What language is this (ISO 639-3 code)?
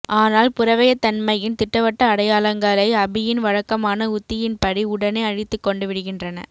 tam